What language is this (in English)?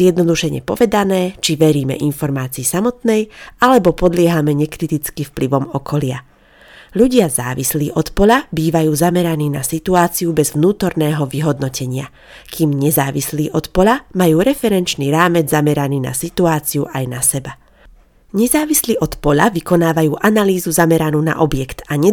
Slovak